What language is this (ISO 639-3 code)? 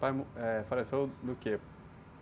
por